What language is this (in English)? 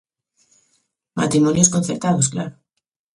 Galician